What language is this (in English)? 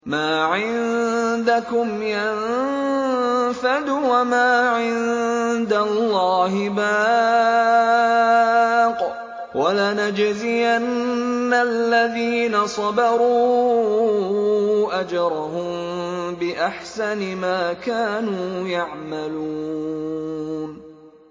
Arabic